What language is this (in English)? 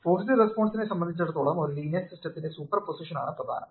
Malayalam